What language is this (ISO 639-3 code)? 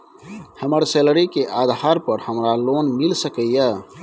mai